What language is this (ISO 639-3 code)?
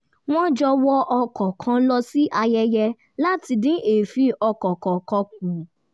yor